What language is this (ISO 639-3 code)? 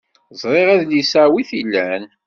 kab